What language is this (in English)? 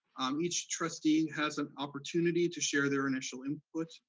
English